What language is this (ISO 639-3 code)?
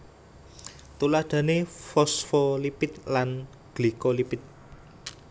jav